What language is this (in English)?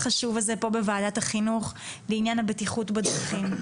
Hebrew